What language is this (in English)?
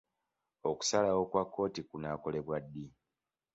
Ganda